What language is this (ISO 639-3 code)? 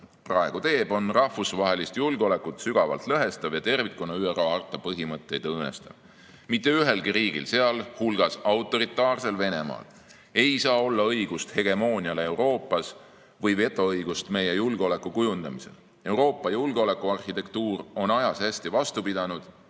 est